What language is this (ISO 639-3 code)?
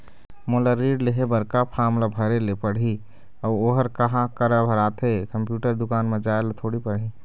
hne